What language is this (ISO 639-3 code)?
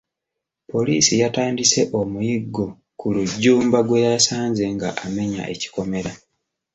lug